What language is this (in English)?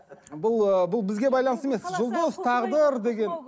Kazakh